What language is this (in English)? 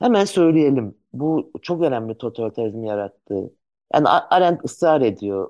Turkish